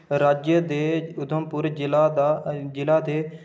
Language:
Dogri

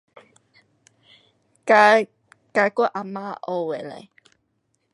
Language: Pu-Xian Chinese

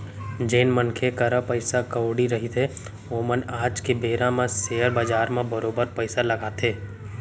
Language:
Chhattisgarhi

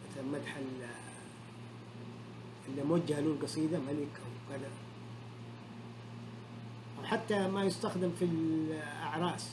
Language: Arabic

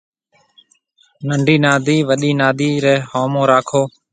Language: Marwari (Pakistan)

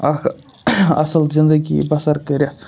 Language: Kashmiri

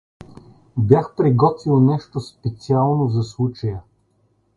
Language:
Bulgarian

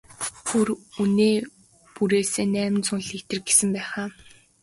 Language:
Mongolian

